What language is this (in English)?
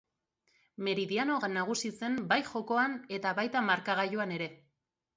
Basque